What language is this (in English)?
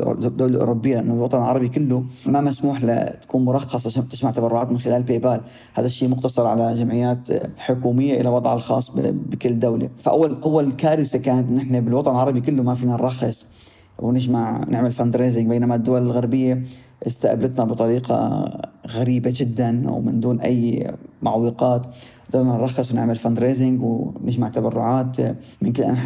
Arabic